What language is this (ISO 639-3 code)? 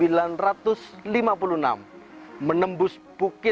ind